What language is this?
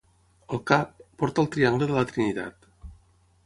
Catalan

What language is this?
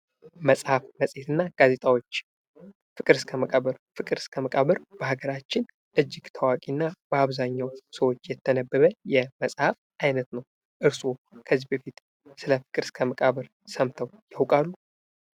Amharic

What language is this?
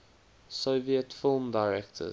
English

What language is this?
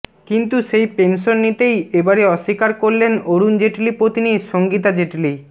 Bangla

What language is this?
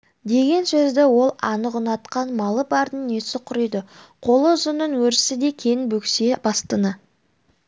Kazakh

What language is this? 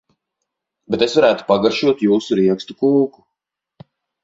Latvian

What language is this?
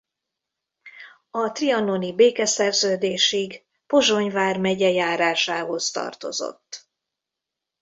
Hungarian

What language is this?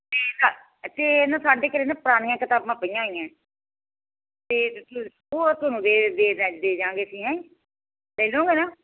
Punjabi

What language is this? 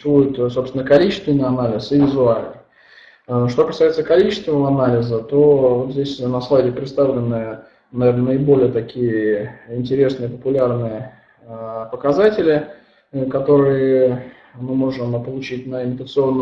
Russian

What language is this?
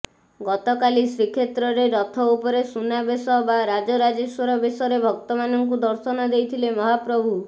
Odia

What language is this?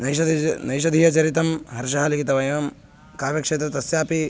Sanskrit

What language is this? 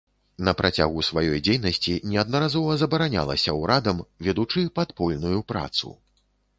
Belarusian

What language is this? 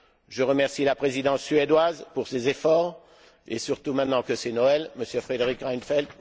French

